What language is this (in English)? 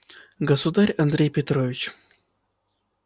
Russian